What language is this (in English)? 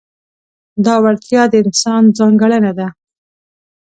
Pashto